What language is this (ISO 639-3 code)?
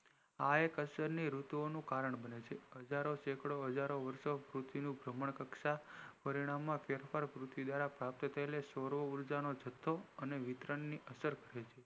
guj